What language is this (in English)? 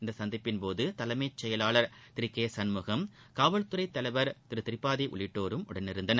Tamil